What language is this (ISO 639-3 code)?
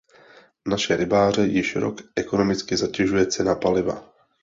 ces